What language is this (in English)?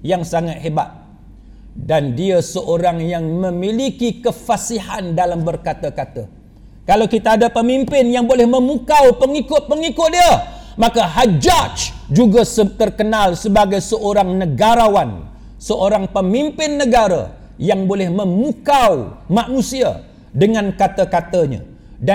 Malay